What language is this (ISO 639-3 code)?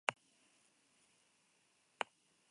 eus